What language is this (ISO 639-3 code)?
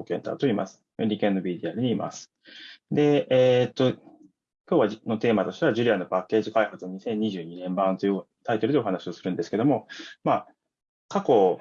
jpn